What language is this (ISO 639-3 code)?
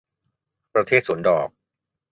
tha